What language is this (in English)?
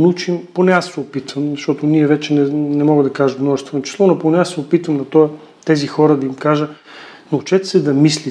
Bulgarian